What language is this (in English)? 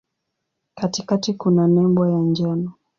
Swahili